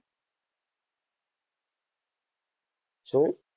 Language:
Gujarati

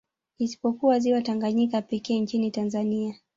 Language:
Swahili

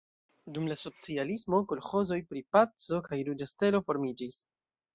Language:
Esperanto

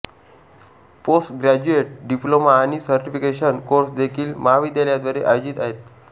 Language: Marathi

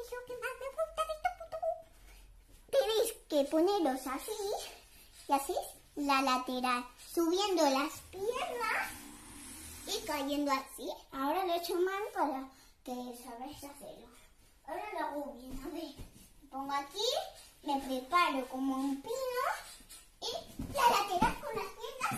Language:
Spanish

